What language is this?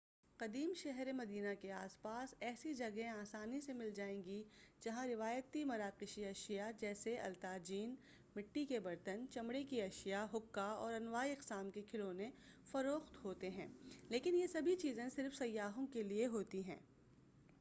Urdu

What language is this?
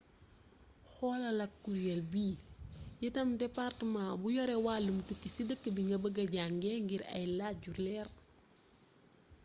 Wolof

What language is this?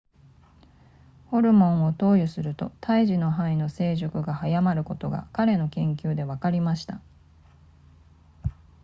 Japanese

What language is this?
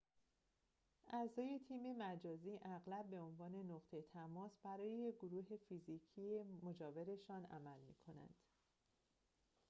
Persian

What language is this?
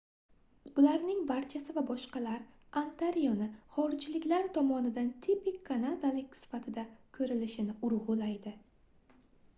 Uzbek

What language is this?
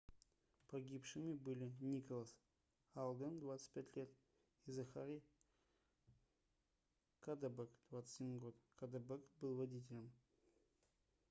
Russian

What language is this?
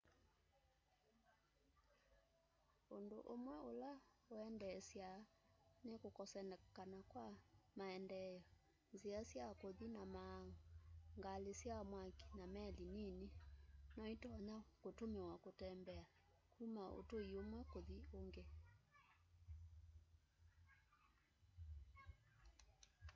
Kamba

